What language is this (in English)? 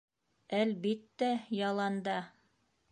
Bashkir